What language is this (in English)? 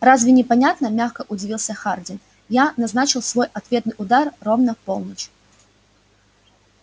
Russian